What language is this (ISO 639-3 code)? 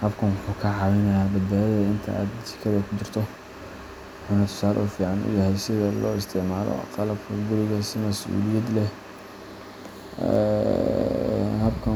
som